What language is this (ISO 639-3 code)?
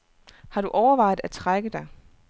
dan